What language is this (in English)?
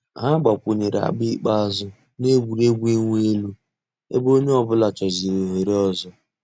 Igbo